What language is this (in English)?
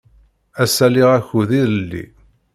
Kabyle